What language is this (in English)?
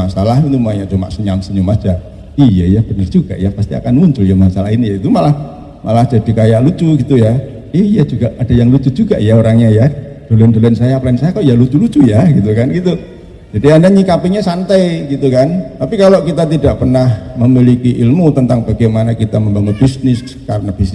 Indonesian